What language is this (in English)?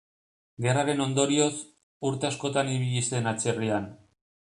Basque